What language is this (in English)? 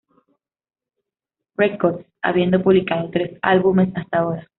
Spanish